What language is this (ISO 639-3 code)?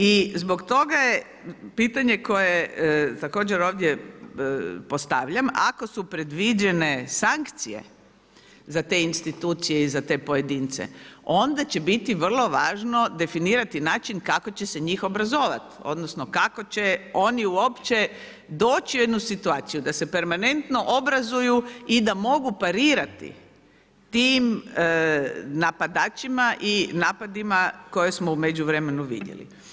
hrv